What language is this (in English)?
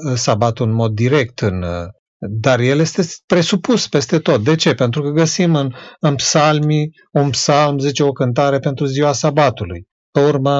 Romanian